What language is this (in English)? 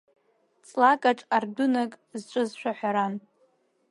Abkhazian